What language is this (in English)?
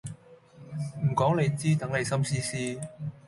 Cantonese